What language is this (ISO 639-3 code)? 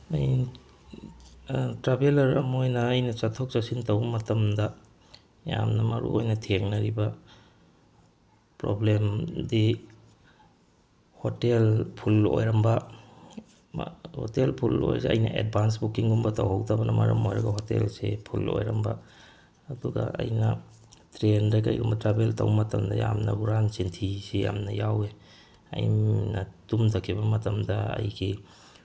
mni